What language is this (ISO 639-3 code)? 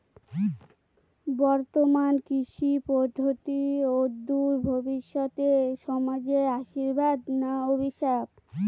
ben